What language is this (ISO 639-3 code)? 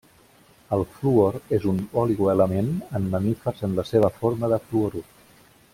cat